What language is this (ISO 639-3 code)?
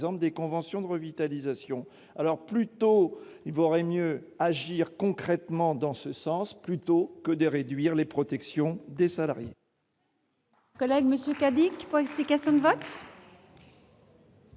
fra